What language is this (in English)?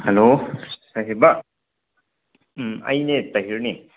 Manipuri